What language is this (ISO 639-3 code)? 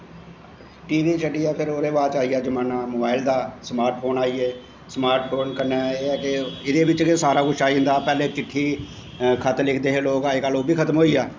doi